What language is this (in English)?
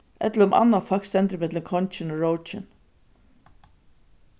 Faroese